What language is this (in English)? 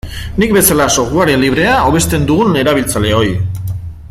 Basque